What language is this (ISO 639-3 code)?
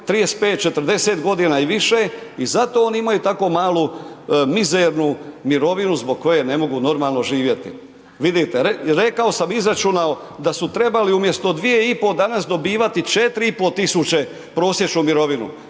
hrv